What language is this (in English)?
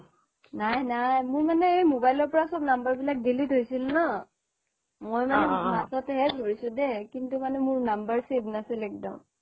Assamese